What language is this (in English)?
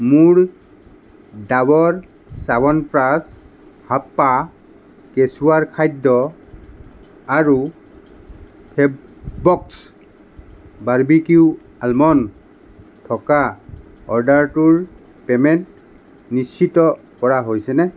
Assamese